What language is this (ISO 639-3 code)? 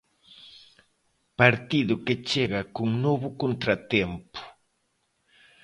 glg